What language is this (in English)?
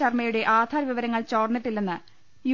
Malayalam